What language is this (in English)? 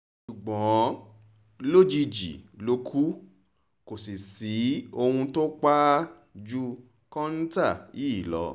Yoruba